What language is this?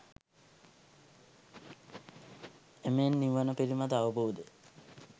Sinhala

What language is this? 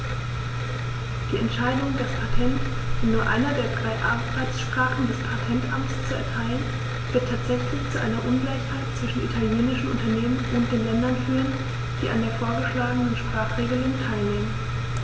German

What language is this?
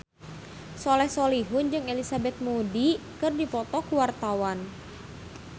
Sundanese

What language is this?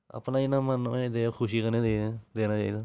Dogri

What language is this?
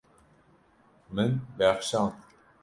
Kurdish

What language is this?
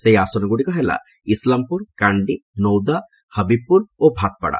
Odia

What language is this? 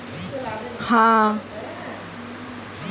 Magahi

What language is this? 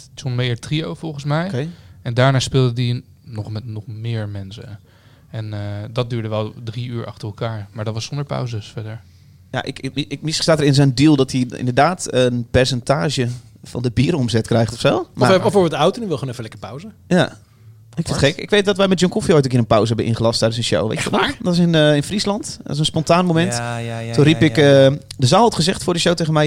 Dutch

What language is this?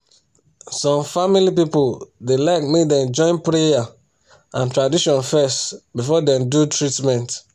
Nigerian Pidgin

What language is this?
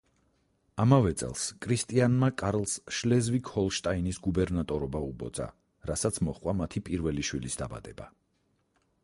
Georgian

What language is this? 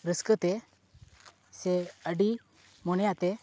Santali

